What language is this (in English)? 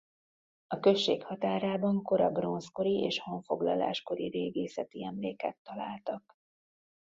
Hungarian